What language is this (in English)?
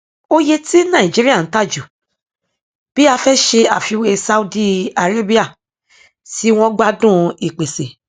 Yoruba